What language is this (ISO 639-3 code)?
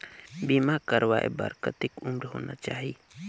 hne